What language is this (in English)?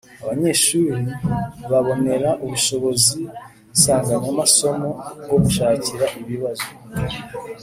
Kinyarwanda